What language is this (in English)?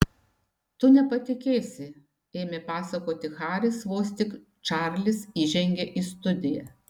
Lithuanian